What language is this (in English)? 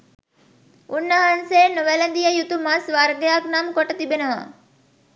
Sinhala